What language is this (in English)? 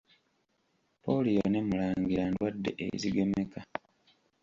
Ganda